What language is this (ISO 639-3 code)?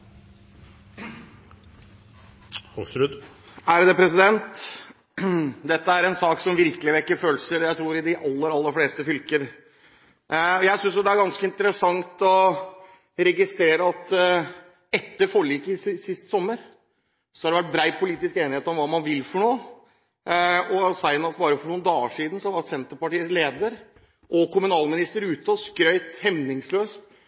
nob